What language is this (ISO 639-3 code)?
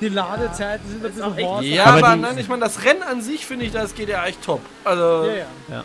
deu